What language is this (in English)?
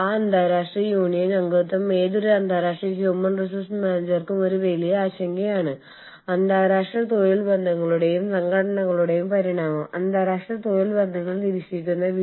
Malayalam